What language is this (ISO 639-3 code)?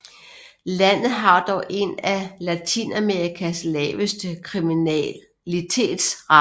dan